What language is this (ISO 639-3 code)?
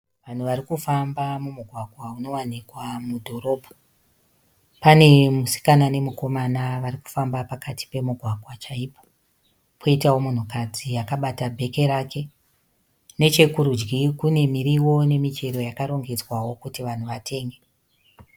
sna